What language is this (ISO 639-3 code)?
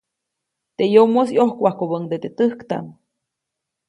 zoc